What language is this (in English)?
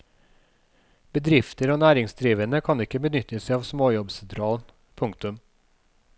Norwegian